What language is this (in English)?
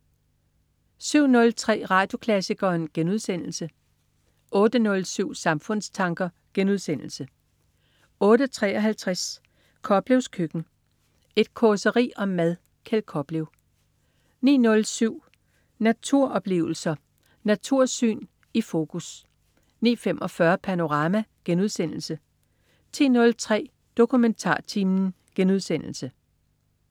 Danish